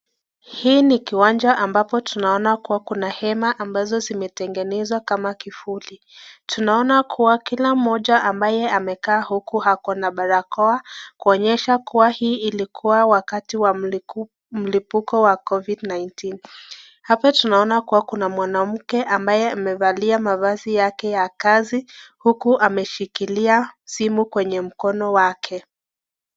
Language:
Swahili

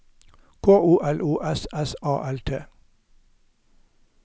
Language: Norwegian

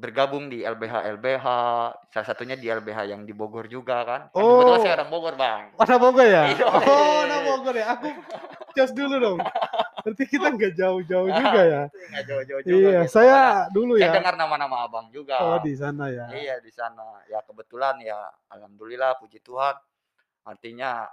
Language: Indonesian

